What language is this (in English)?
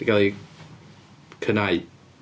Welsh